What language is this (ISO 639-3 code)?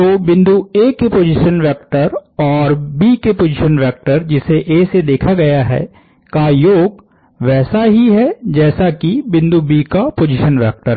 hin